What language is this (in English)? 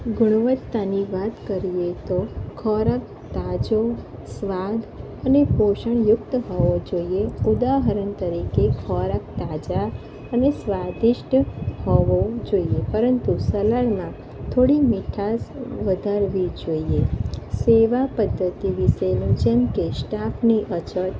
Gujarati